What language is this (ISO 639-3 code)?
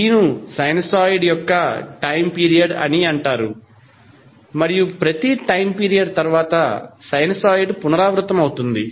tel